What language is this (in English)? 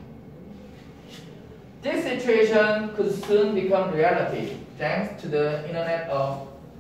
Korean